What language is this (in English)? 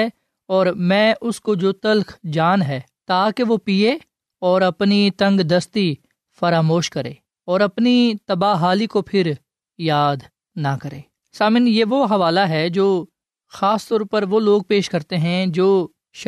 Urdu